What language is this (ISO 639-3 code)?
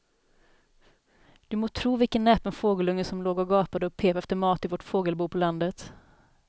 swe